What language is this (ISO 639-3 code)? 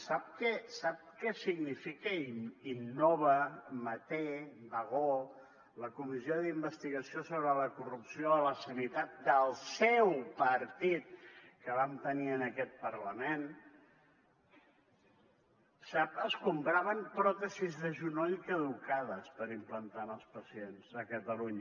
cat